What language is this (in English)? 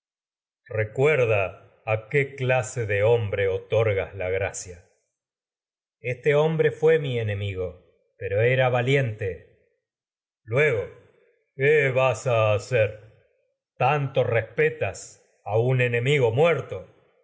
Spanish